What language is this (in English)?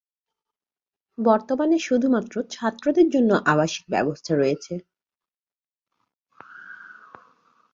Bangla